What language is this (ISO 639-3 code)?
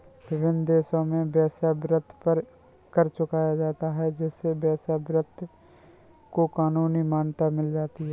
hin